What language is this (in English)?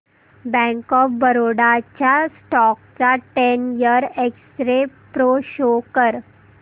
Marathi